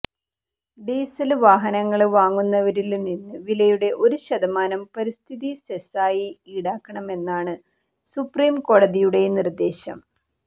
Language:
Malayalam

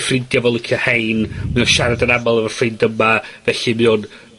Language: Welsh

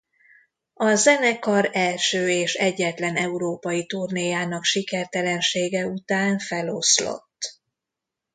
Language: Hungarian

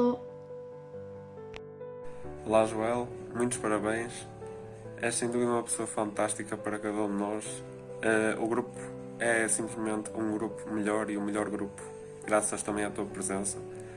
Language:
Portuguese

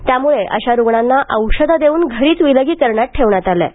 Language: Marathi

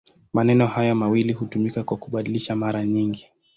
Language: Swahili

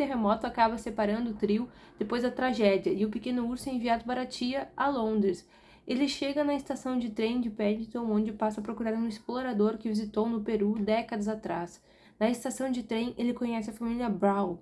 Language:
Portuguese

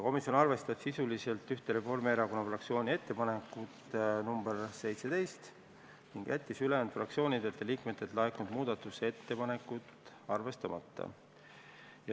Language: Estonian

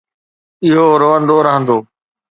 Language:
Sindhi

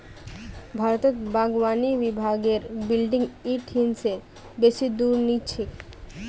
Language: Magahi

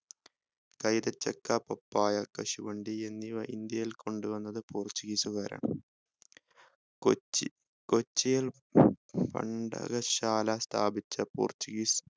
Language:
Malayalam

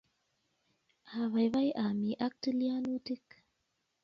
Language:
Kalenjin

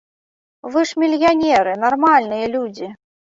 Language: Belarusian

